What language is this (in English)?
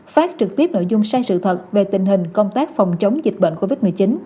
Vietnamese